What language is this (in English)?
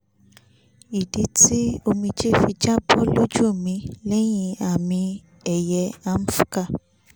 Yoruba